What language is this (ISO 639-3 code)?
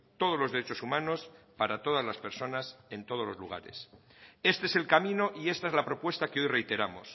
spa